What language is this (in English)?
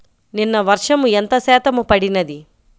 Telugu